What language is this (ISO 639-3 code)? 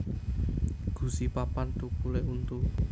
jav